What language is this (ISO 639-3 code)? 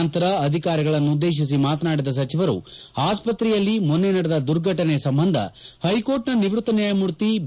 kan